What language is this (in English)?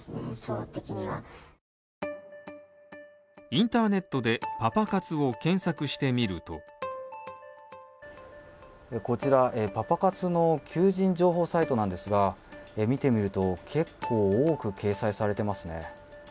Japanese